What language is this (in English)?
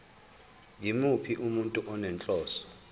Zulu